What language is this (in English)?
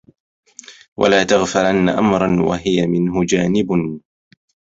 Arabic